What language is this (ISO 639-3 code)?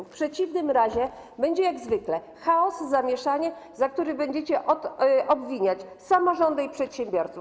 pol